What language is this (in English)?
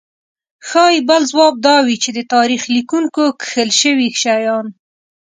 Pashto